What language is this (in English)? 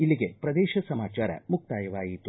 Kannada